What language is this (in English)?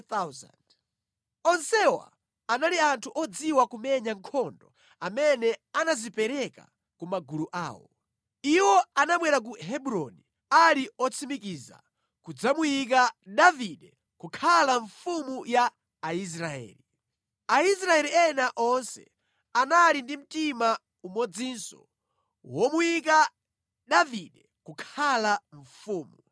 Nyanja